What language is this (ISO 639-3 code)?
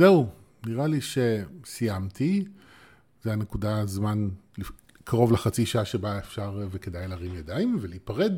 heb